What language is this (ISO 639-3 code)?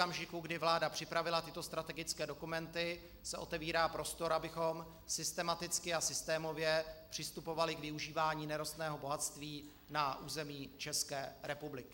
ces